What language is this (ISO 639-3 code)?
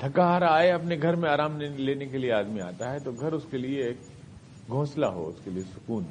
urd